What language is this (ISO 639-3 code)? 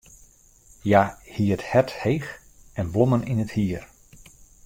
fry